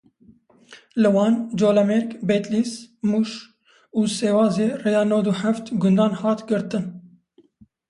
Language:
Kurdish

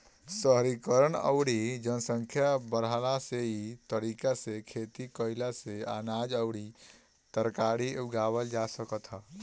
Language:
Bhojpuri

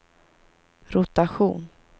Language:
Swedish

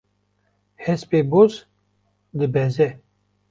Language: Kurdish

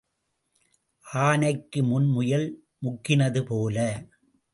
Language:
Tamil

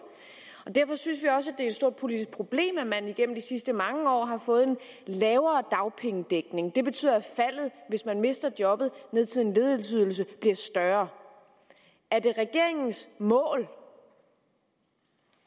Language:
Danish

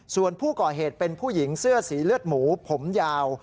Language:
Thai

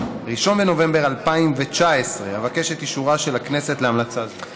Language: Hebrew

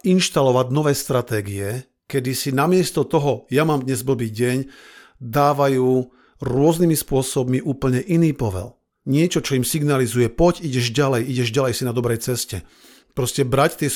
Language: Slovak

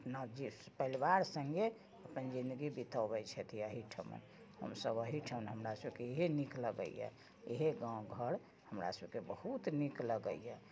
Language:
Maithili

